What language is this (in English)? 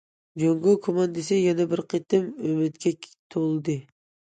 Uyghur